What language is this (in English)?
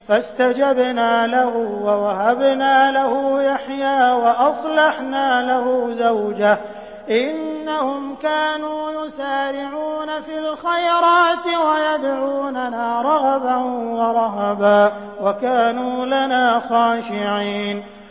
Arabic